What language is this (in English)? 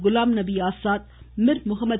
Tamil